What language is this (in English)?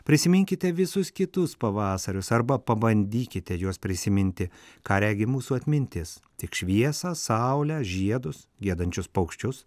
Lithuanian